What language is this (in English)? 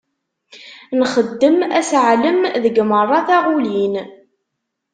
Kabyle